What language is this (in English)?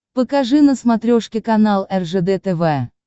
Russian